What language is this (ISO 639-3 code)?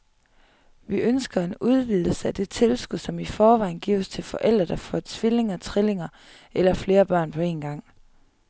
dan